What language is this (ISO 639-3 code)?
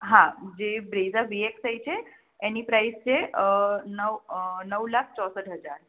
guj